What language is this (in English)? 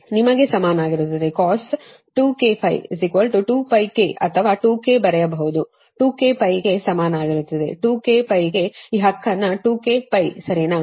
Kannada